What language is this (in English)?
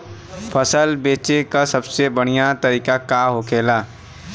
Bhojpuri